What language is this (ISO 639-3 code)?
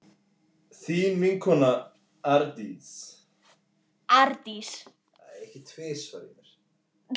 isl